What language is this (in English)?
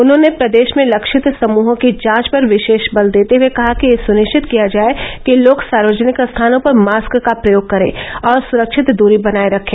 Hindi